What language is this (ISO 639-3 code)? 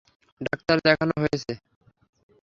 ben